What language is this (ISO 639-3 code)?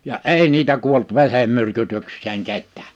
fin